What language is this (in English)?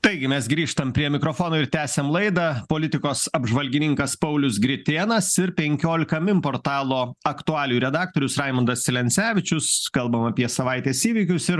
Lithuanian